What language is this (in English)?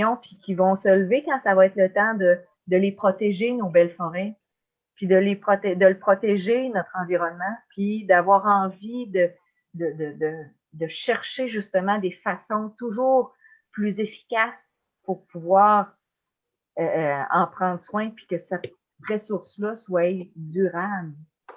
French